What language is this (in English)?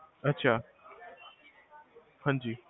Punjabi